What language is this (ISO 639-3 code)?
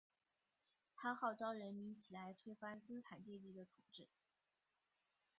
zho